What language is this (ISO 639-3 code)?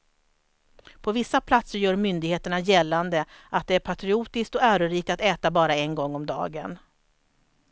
swe